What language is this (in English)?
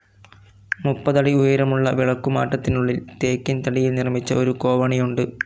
Malayalam